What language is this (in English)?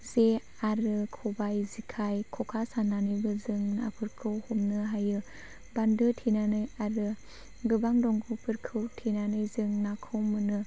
Bodo